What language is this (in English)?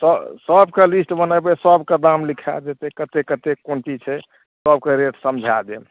Maithili